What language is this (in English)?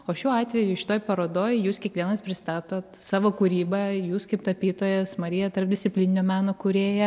Lithuanian